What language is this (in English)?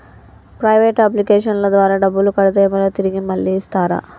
Telugu